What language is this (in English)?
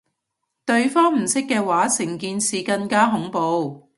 Cantonese